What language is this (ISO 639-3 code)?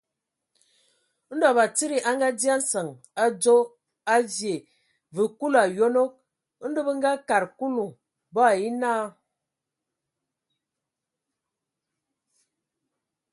ewo